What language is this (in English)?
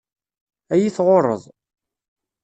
Kabyle